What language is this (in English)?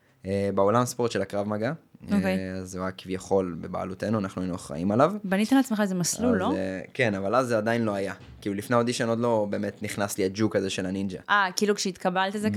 Hebrew